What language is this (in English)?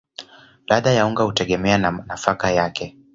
Swahili